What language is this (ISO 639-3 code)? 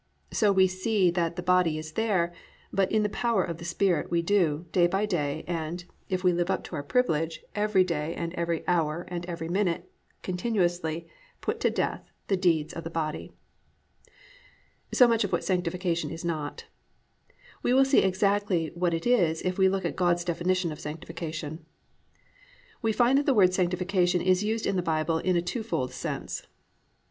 eng